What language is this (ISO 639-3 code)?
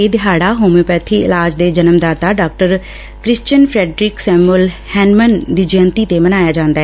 pan